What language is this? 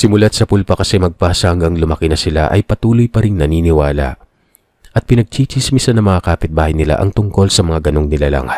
Filipino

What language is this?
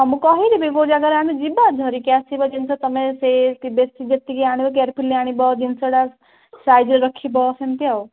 Odia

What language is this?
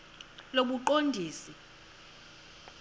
Xhosa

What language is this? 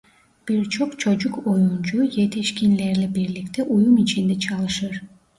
Turkish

